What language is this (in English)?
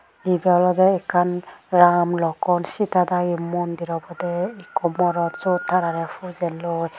Chakma